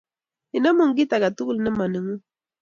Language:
Kalenjin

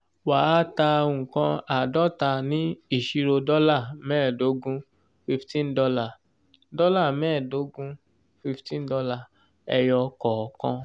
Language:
Yoruba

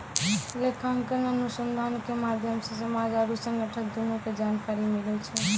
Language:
Maithili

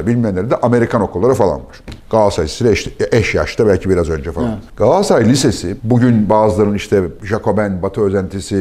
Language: Turkish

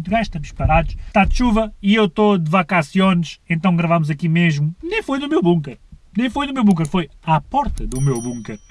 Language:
Portuguese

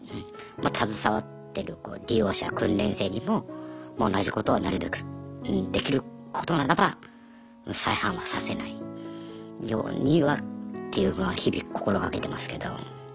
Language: Japanese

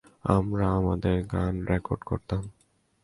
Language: Bangla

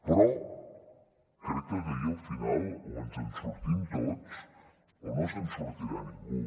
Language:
Catalan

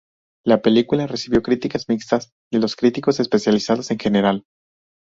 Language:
Spanish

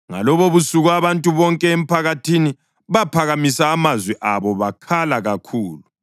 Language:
North Ndebele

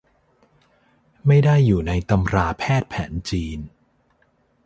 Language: Thai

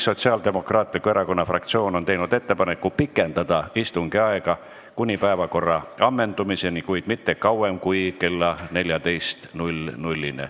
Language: Estonian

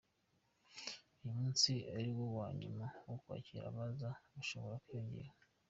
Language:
Kinyarwanda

